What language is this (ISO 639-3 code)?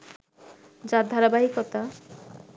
ben